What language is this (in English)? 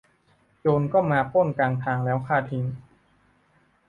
Thai